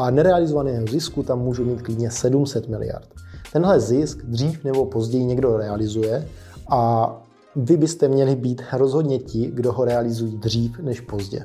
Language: Czech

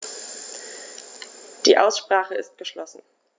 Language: German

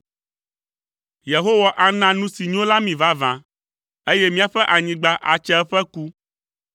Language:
Ewe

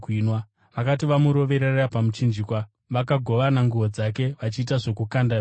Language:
Shona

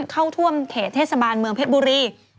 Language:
Thai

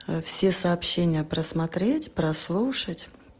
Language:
Russian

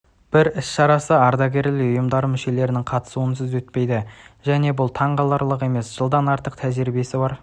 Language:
Kazakh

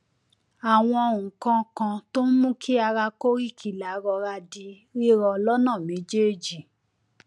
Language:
Yoruba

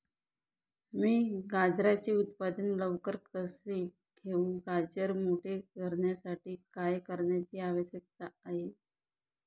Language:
Marathi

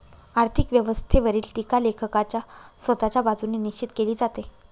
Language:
Marathi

